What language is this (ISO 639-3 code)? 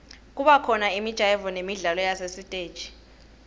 ssw